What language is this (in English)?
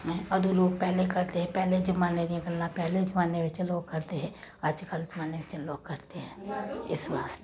Dogri